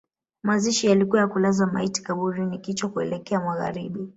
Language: Swahili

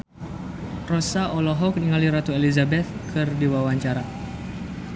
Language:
Sundanese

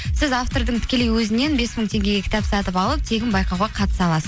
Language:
Kazakh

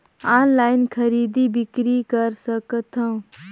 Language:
Chhattisgarhi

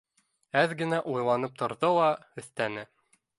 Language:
Bashkir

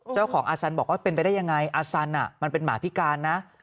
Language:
Thai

